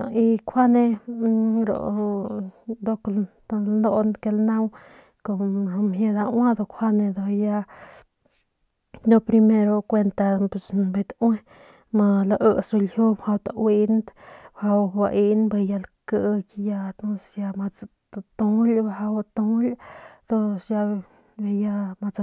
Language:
Northern Pame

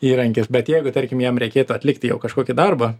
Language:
Lithuanian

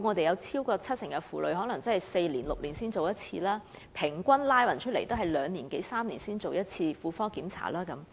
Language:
Cantonese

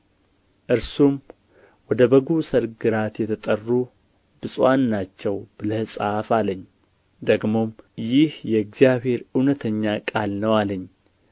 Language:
Amharic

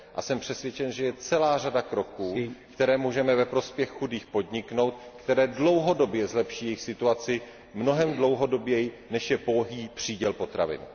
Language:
Czech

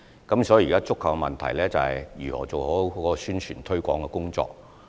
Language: Cantonese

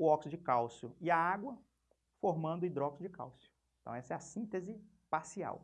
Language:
Portuguese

